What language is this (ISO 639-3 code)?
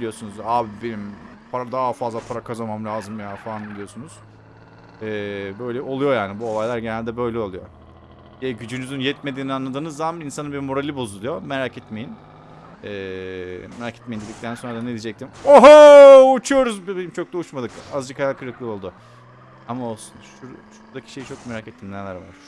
tur